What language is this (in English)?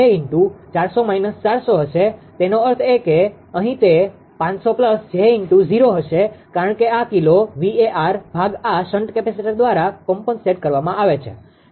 Gujarati